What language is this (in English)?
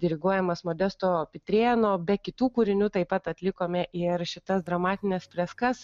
Lithuanian